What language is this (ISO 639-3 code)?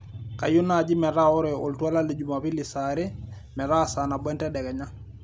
mas